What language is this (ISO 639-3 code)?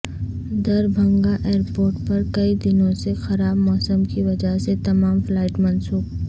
urd